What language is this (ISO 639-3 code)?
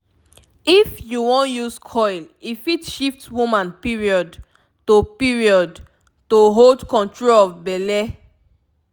pcm